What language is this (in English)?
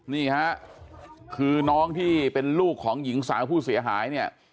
Thai